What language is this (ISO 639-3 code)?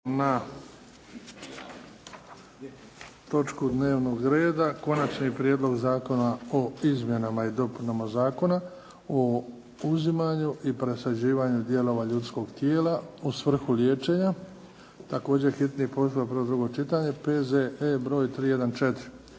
hrv